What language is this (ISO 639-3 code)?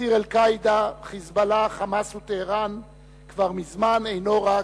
heb